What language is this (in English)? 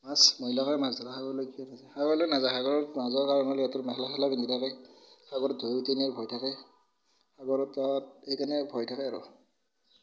Assamese